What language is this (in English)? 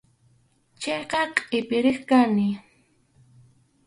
Arequipa-La Unión Quechua